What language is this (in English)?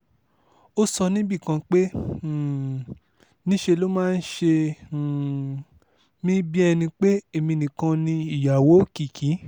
Yoruba